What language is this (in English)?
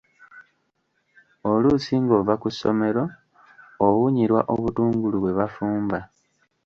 Ganda